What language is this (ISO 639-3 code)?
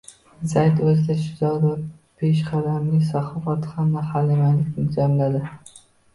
uzb